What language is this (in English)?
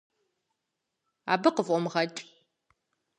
Kabardian